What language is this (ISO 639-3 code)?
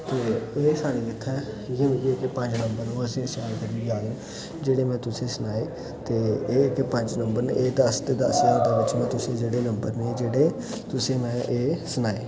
doi